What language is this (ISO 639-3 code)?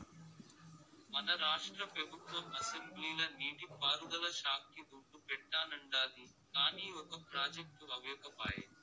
tel